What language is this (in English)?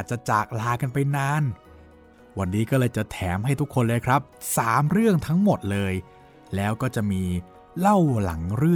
Thai